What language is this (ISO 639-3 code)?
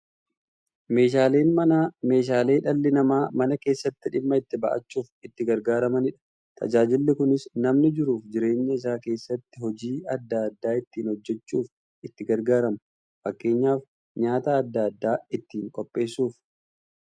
orm